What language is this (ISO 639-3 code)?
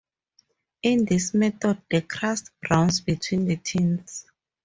eng